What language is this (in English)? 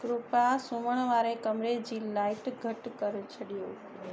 Sindhi